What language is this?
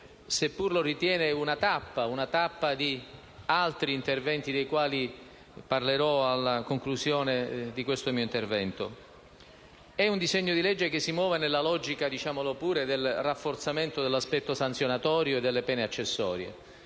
Italian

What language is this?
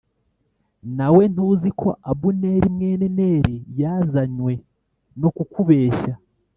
Kinyarwanda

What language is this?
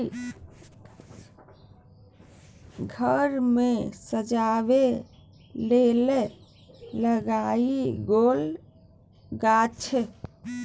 Maithili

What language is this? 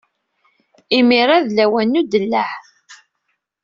Kabyle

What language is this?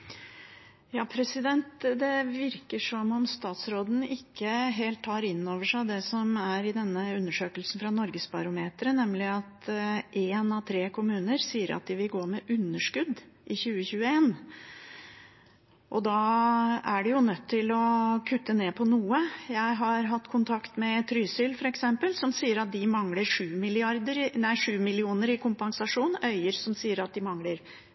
Norwegian Bokmål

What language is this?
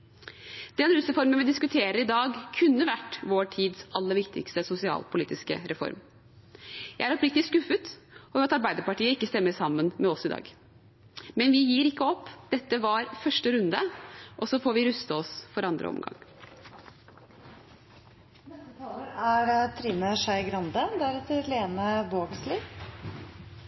Norwegian Bokmål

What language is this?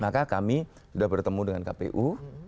Indonesian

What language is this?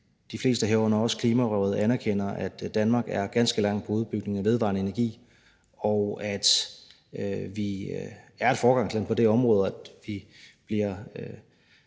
Danish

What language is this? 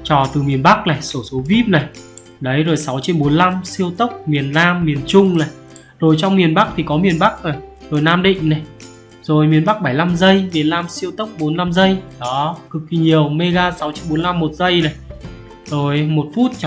Vietnamese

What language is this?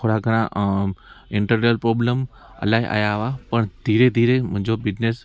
Sindhi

